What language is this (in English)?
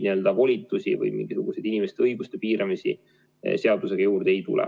Estonian